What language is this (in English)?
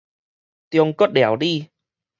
Min Nan Chinese